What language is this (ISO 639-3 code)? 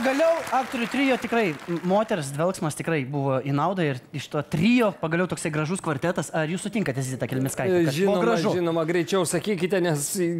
lit